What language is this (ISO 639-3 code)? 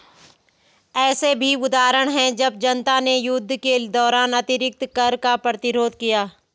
hin